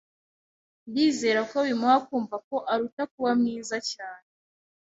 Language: Kinyarwanda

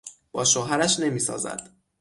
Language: Persian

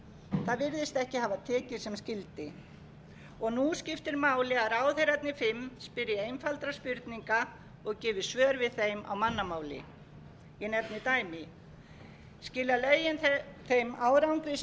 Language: Icelandic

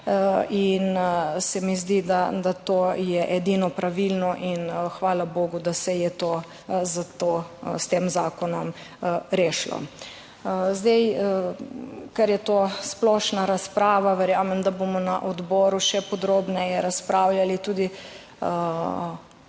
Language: Slovenian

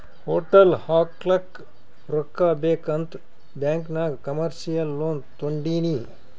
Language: Kannada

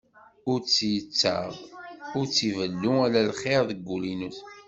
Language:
Kabyle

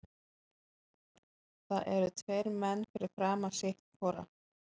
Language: Icelandic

